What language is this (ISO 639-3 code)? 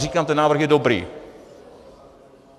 ces